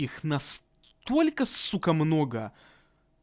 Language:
Russian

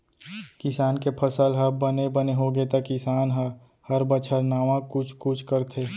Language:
Chhattisgarhi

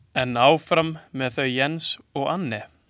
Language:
Icelandic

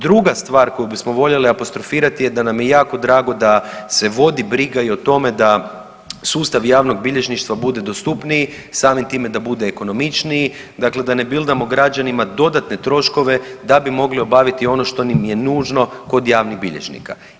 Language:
Croatian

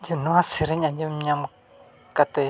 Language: Santali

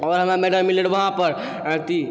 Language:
Maithili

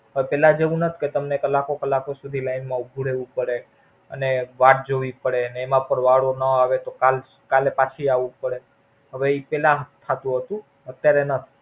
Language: Gujarati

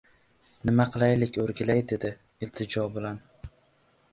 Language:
Uzbek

